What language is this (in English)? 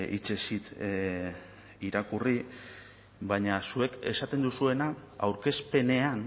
Basque